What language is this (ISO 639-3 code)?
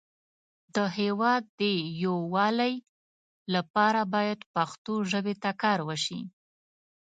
pus